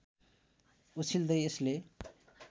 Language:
Nepali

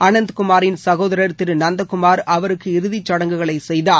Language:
Tamil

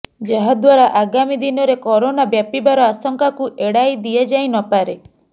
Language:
Odia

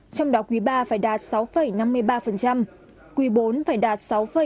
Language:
Vietnamese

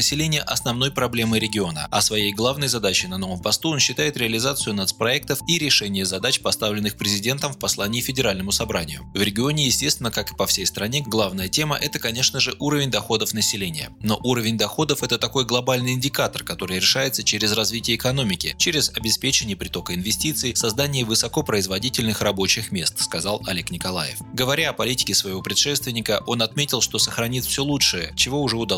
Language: Russian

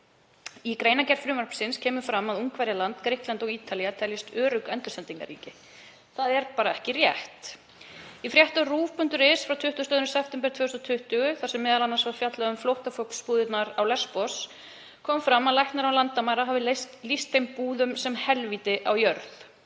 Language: Icelandic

